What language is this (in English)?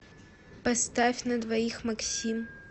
Russian